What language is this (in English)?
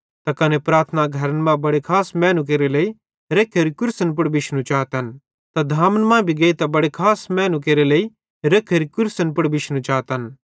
Bhadrawahi